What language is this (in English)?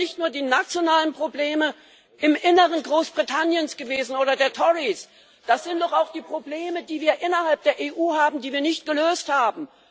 German